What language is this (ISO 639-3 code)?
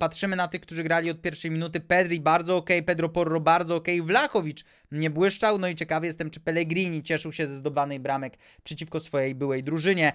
pol